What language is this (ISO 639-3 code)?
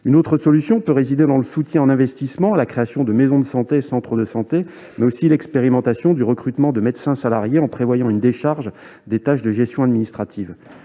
fra